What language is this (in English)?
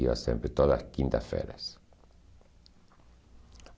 Portuguese